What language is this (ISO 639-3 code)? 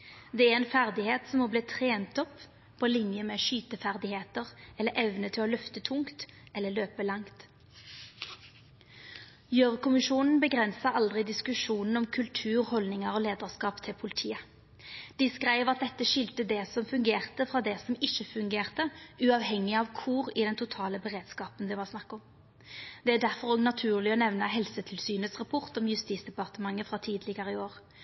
nno